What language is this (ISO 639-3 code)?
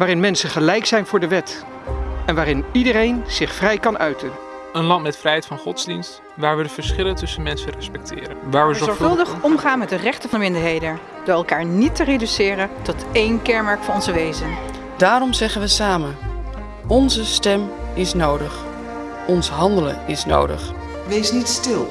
nld